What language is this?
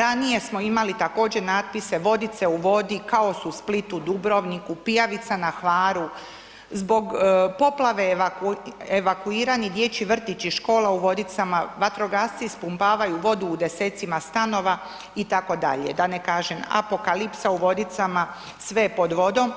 Croatian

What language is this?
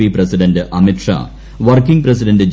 Malayalam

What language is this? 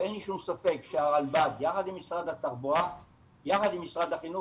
Hebrew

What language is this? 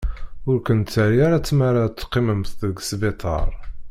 Kabyle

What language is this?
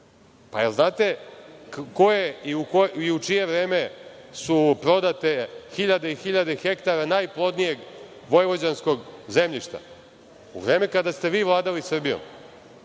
Serbian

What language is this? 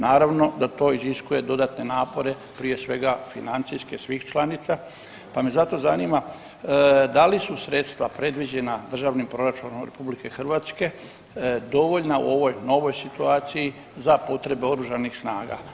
Croatian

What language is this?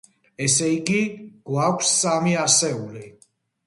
Georgian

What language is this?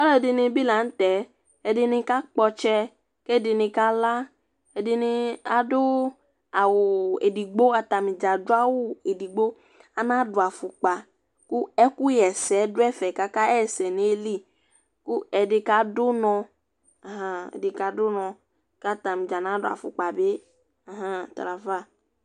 Ikposo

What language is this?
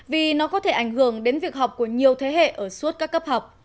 Vietnamese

